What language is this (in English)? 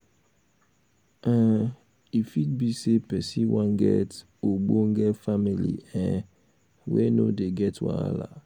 Nigerian Pidgin